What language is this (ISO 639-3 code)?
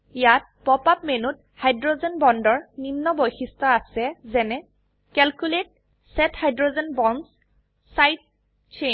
asm